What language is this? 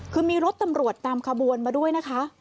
Thai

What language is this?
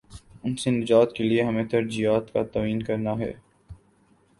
Urdu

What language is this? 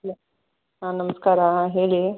Kannada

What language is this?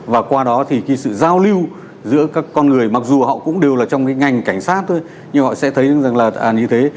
Vietnamese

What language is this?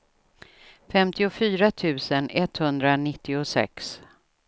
Swedish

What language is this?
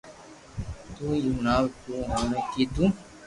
Loarki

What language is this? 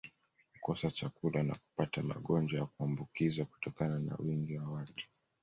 Swahili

